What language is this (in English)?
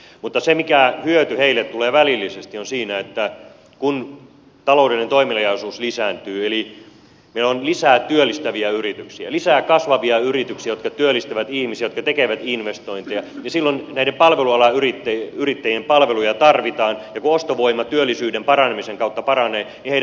Finnish